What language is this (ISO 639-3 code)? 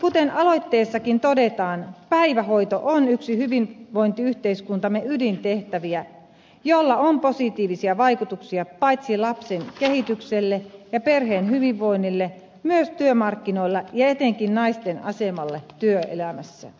fin